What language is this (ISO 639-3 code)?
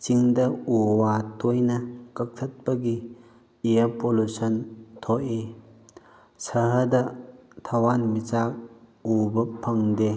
mni